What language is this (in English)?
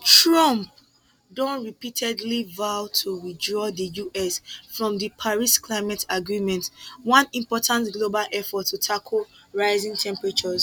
Nigerian Pidgin